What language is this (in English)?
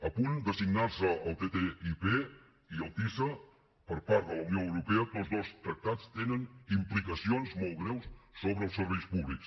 Catalan